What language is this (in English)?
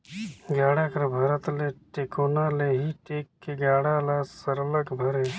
Chhattisgarhi